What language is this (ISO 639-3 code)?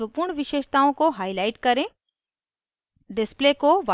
hin